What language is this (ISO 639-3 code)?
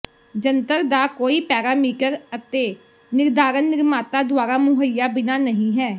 pan